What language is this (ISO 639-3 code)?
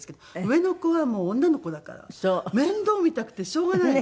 jpn